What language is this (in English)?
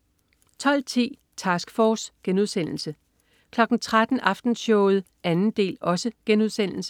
Danish